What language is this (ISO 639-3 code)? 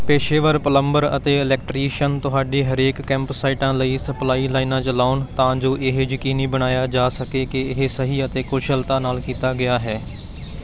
pan